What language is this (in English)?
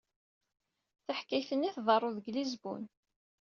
Kabyle